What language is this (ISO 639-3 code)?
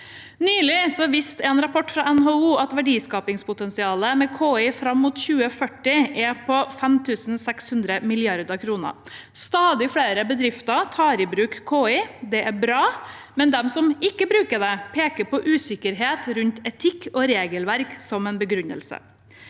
nor